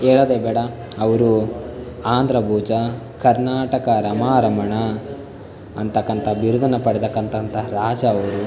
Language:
Kannada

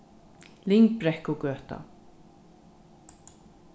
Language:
Faroese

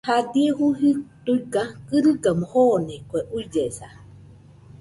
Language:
Nüpode Huitoto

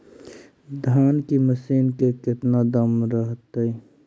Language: Magahi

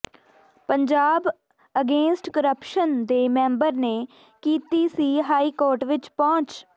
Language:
Punjabi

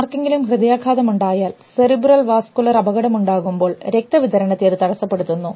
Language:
Malayalam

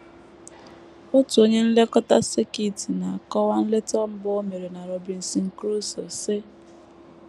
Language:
Igbo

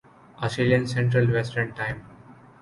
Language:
Urdu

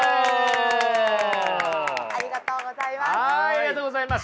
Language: Japanese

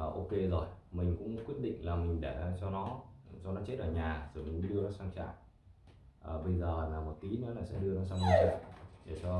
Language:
Vietnamese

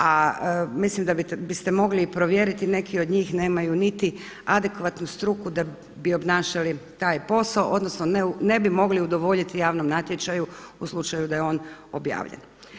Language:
Croatian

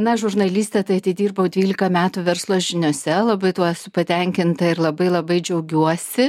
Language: Lithuanian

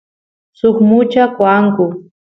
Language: Santiago del Estero Quichua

